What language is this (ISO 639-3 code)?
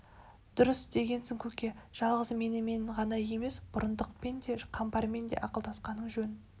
kaz